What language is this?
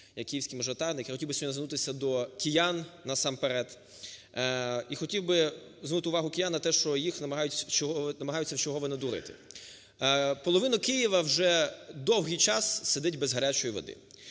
Ukrainian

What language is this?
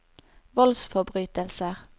Norwegian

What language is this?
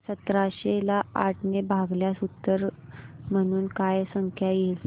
Marathi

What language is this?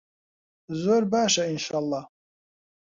Central Kurdish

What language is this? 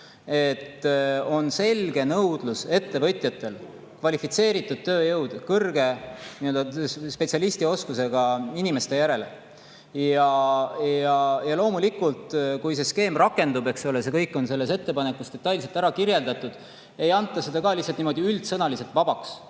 Estonian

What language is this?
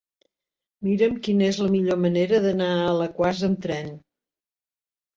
Catalan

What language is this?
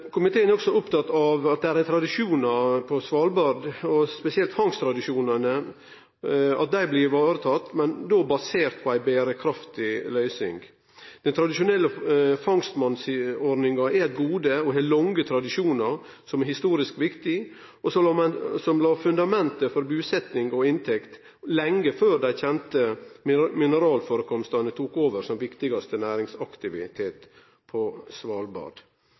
Norwegian Nynorsk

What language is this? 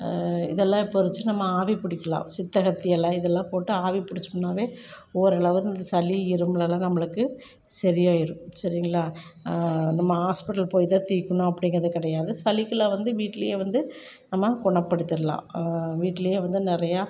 Tamil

